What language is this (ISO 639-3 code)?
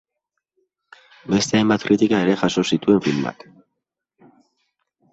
eus